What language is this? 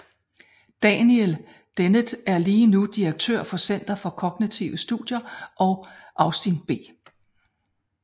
Danish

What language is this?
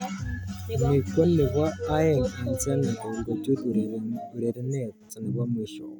Kalenjin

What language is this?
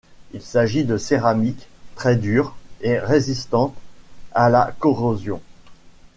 French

